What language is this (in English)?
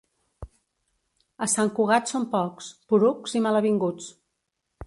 Catalan